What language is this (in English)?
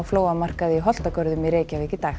Icelandic